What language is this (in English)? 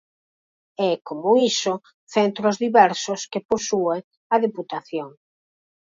Galician